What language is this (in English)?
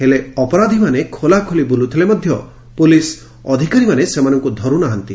Odia